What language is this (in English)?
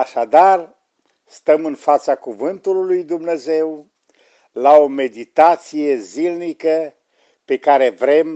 Romanian